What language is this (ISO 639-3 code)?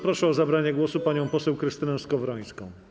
pol